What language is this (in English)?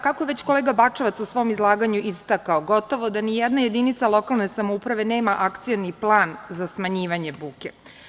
Serbian